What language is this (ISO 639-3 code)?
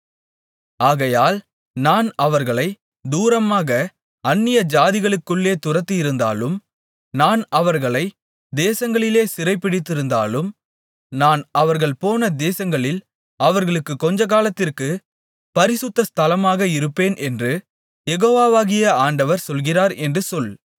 tam